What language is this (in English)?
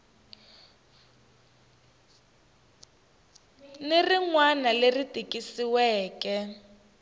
Tsonga